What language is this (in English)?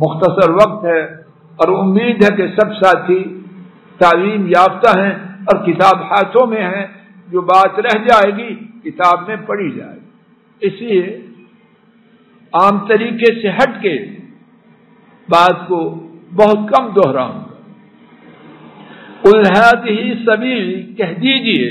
Arabic